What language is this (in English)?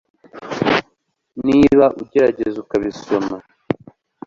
Kinyarwanda